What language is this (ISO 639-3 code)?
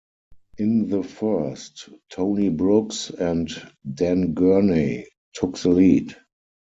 eng